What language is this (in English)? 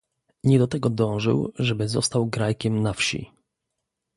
Polish